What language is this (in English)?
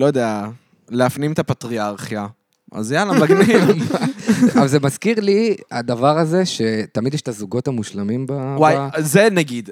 Hebrew